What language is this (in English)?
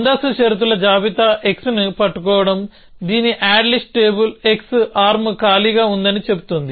Telugu